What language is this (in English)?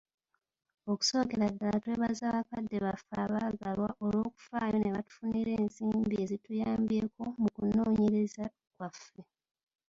Ganda